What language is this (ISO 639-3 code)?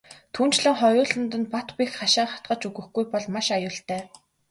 mon